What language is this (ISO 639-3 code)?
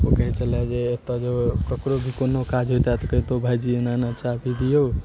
mai